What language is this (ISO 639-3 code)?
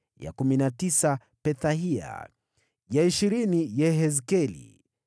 swa